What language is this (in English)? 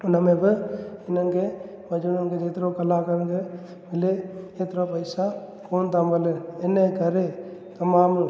Sindhi